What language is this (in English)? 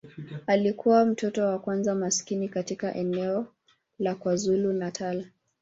Swahili